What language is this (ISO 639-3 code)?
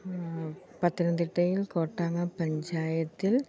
mal